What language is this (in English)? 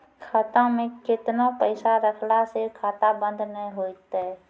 Maithili